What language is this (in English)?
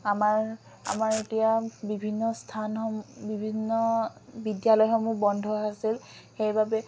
Assamese